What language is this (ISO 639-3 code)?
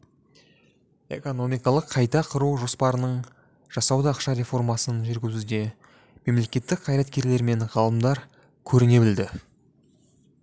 kaz